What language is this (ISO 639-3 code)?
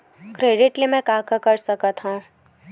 hne